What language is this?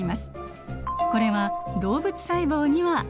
Japanese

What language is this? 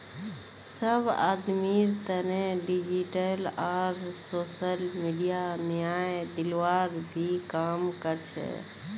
Magahi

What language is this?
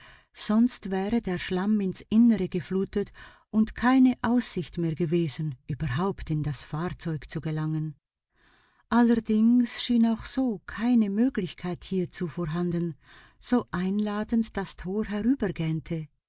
German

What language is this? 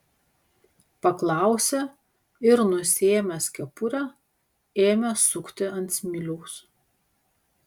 Lithuanian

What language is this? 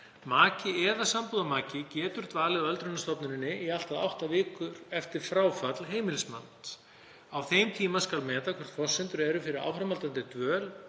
Icelandic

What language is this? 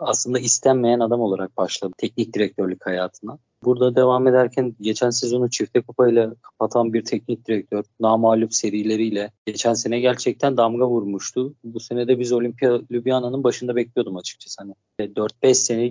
Turkish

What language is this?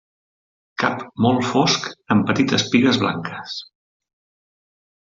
Catalan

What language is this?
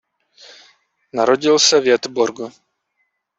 Czech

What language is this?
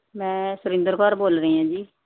Punjabi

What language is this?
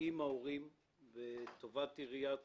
Hebrew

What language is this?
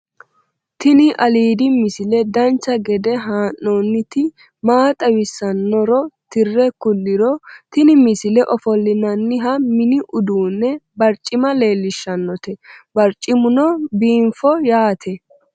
Sidamo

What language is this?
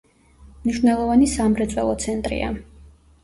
Georgian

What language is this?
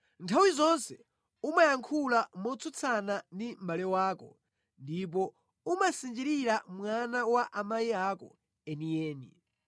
Nyanja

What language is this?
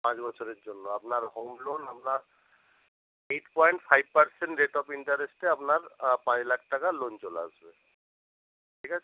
Bangla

